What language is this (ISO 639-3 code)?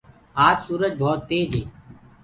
ggg